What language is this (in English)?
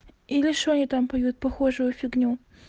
Russian